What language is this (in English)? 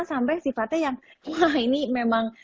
Indonesian